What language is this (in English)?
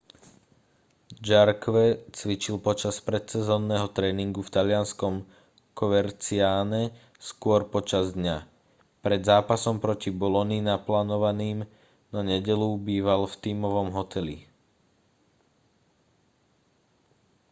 Slovak